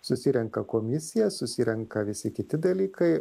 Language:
Lithuanian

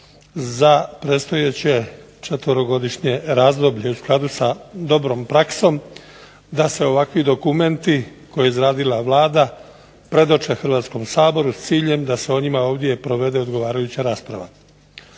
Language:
Croatian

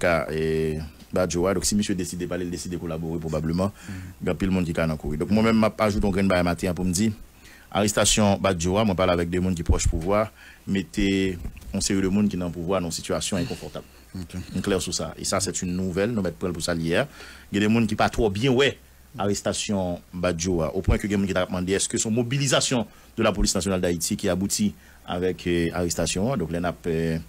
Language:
French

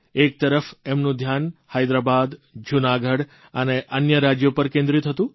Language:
Gujarati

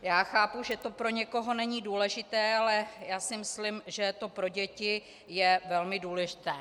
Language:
Czech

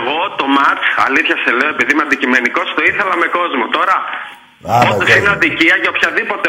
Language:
Greek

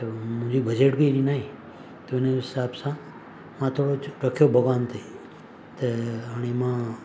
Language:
Sindhi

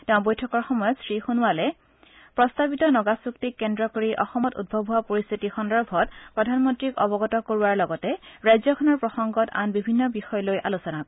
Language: Assamese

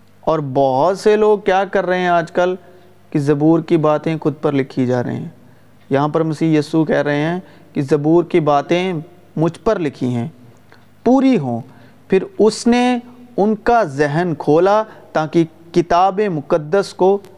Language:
Urdu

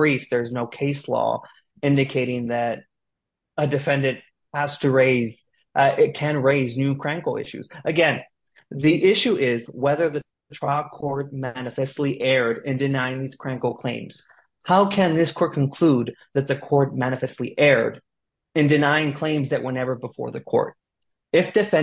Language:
English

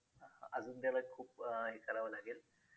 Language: Marathi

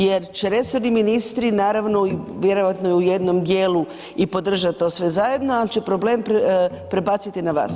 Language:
Croatian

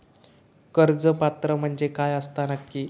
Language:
Marathi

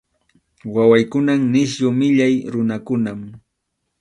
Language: Arequipa-La Unión Quechua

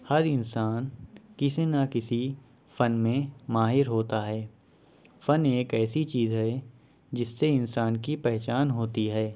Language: Urdu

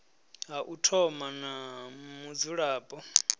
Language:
Venda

